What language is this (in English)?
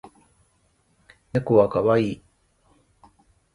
Japanese